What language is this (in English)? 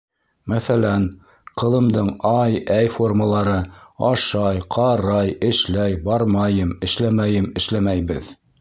Bashkir